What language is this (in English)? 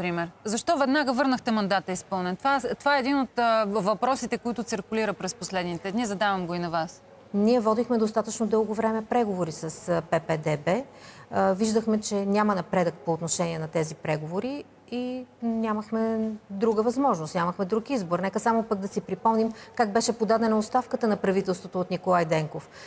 Bulgarian